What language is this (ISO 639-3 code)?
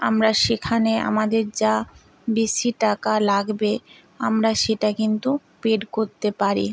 ben